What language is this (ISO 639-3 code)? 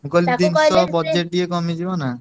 ori